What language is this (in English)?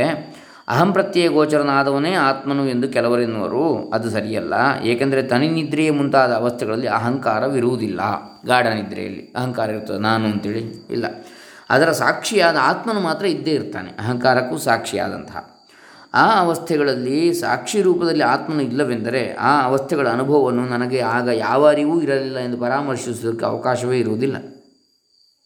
Kannada